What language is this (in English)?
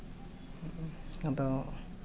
Santali